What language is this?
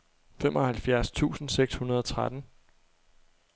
Danish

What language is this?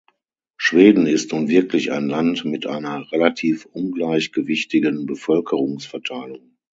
German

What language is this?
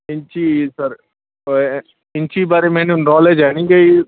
Punjabi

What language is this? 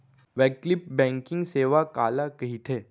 Chhattisgarhi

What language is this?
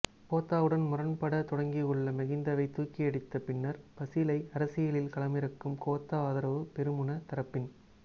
Tamil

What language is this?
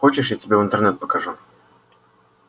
Russian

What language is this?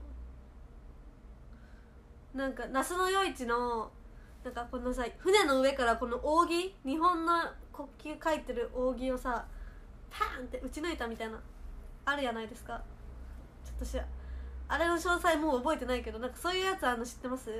Japanese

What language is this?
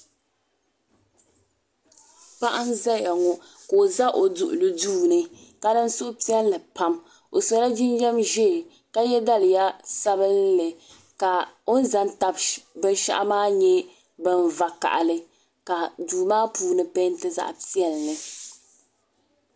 Dagbani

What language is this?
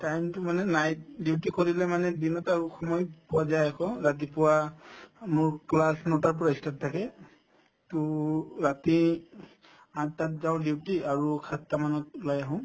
Assamese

